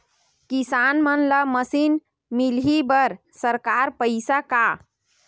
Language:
Chhattisgarhi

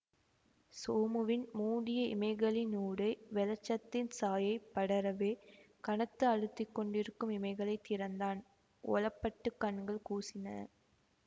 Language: Tamil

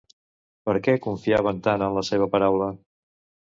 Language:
Catalan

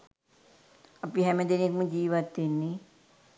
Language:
Sinhala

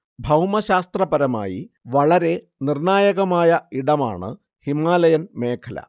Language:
Malayalam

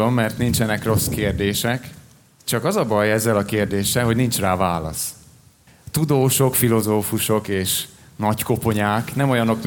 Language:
Hungarian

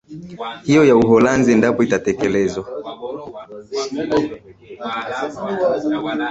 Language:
Swahili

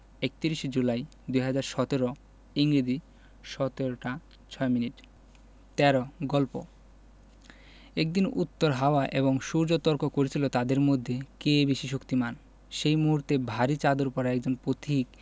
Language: Bangla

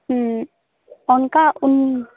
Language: Santali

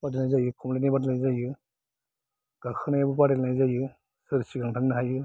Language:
Bodo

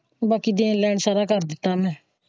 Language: Punjabi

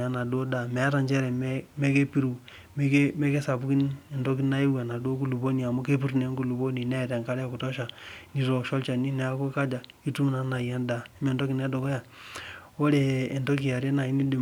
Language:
Masai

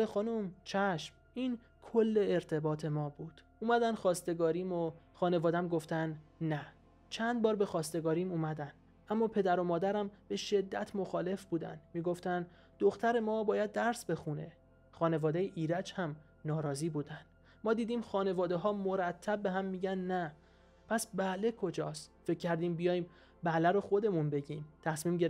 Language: Persian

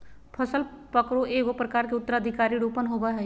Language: Magahi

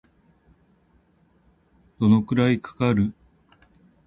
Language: Japanese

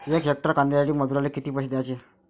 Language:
Marathi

